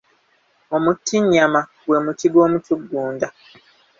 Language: Ganda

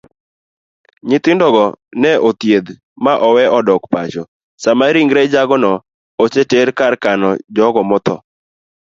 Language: Luo (Kenya and Tanzania)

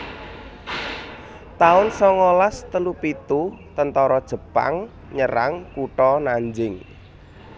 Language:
Javanese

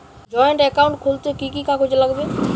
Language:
Bangla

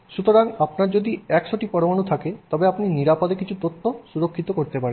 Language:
Bangla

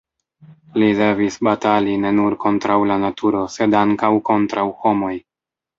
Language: Esperanto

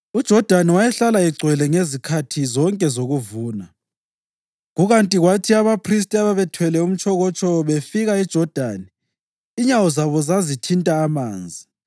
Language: North Ndebele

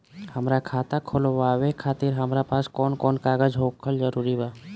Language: Bhojpuri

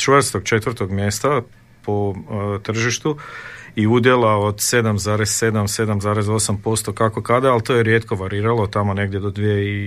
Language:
Croatian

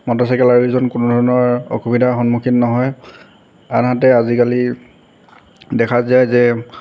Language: Assamese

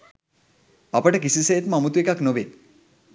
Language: Sinhala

